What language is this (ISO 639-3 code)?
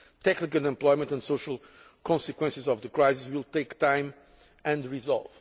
eng